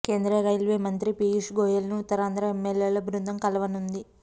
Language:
Telugu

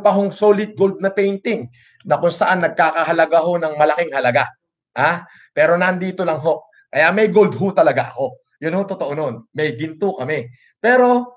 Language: Filipino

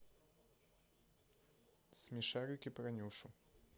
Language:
Russian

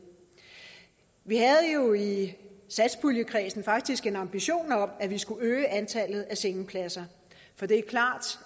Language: Danish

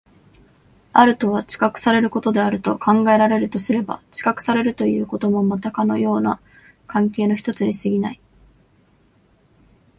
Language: Japanese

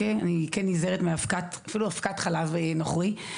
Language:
Hebrew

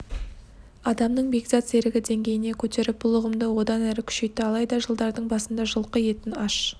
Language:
Kazakh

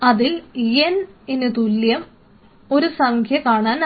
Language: Malayalam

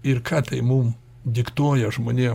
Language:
Lithuanian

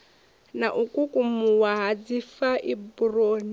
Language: Venda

